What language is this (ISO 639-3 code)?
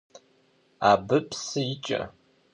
kbd